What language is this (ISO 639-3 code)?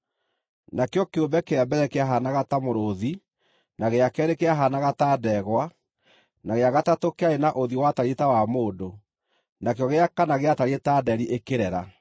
kik